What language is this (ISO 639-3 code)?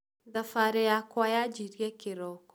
kik